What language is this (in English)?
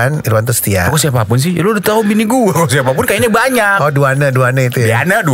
Indonesian